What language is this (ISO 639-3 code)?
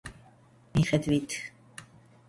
kat